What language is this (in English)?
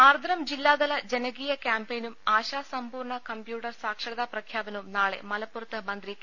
Malayalam